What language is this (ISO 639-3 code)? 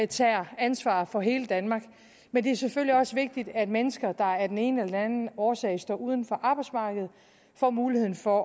dan